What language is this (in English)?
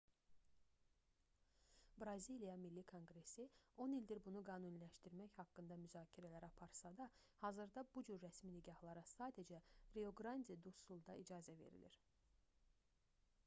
Azerbaijani